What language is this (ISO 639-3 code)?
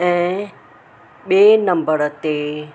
snd